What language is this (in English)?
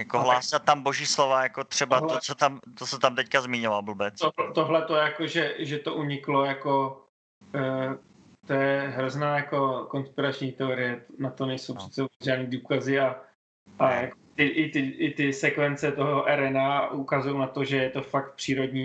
Czech